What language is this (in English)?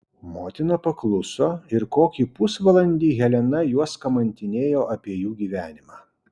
Lithuanian